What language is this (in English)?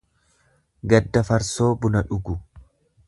Oromo